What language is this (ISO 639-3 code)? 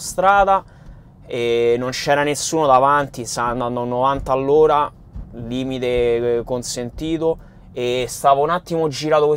ita